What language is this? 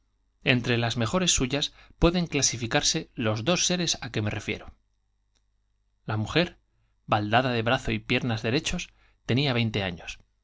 Spanish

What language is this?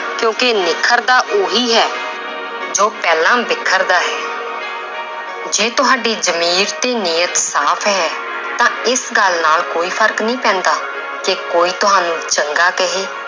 Punjabi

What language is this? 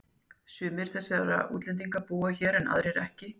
Icelandic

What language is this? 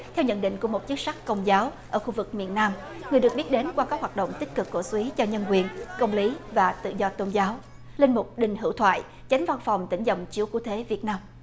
Vietnamese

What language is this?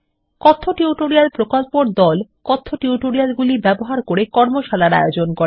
Bangla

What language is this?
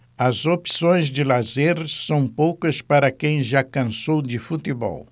Portuguese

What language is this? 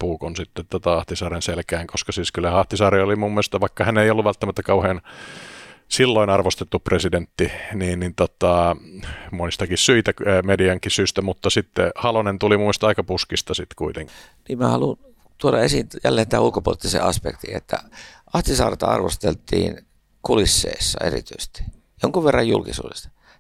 Finnish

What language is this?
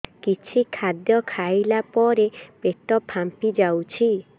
Odia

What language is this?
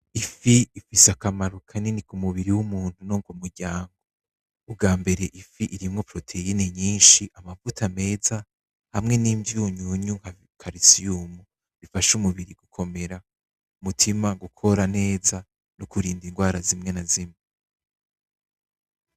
Rundi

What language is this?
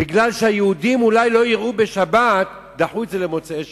Hebrew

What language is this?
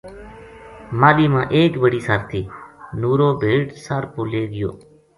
Gujari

